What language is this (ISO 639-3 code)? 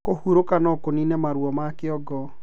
kik